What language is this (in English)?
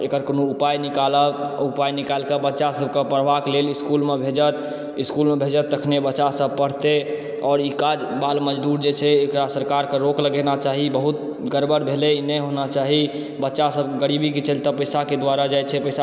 Maithili